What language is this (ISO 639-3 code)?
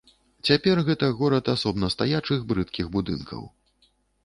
bel